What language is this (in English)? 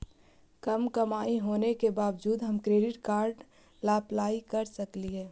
Magahi